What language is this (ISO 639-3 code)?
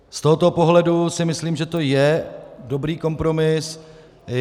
ces